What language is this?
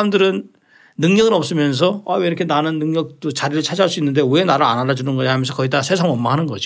Korean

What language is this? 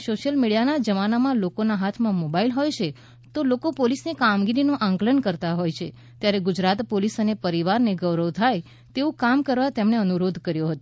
Gujarati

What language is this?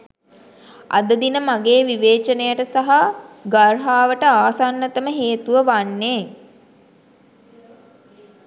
Sinhala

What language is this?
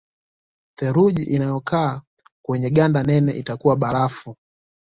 Swahili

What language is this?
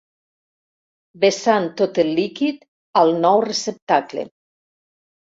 Catalan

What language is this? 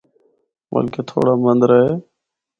Northern Hindko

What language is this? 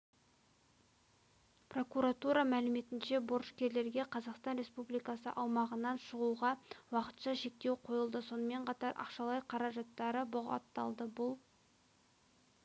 Kazakh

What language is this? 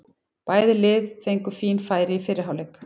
Icelandic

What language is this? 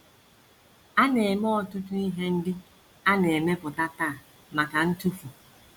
Igbo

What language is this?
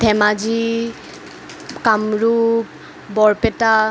Assamese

